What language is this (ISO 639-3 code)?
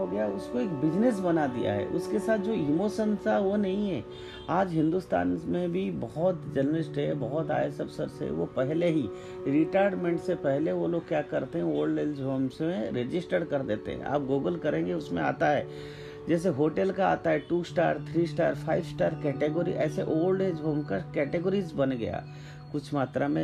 hin